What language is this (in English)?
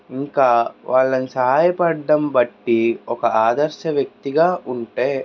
Telugu